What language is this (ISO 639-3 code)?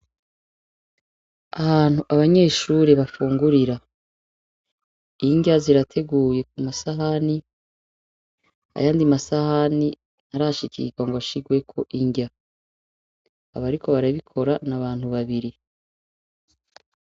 run